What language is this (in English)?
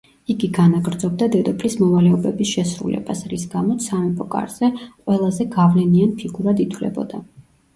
Georgian